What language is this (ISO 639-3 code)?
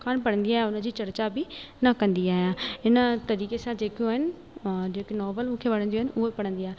snd